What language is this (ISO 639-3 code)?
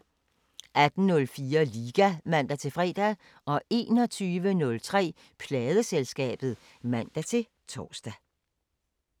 dan